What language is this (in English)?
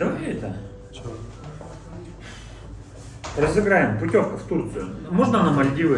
Russian